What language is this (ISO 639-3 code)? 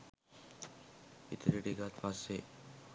sin